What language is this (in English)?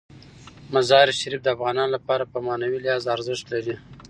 Pashto